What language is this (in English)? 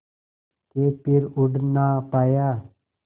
Hindi